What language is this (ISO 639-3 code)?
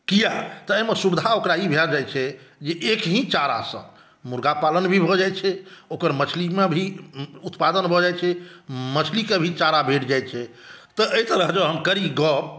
mai